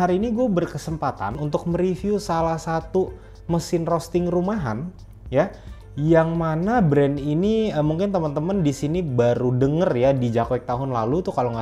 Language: Indonesian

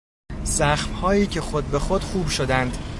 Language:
Persian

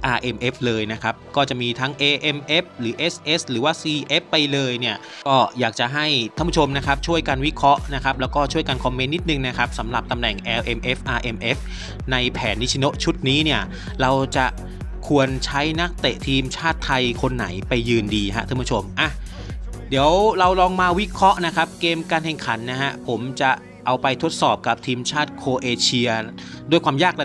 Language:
Thai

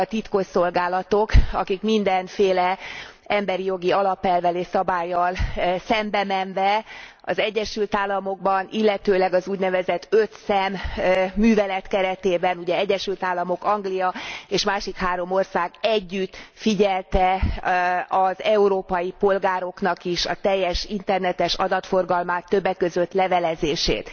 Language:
Hungarian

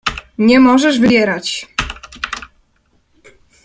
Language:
Polish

